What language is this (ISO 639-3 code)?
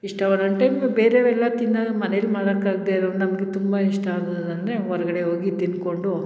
kan